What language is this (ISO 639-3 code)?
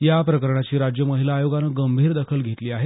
mar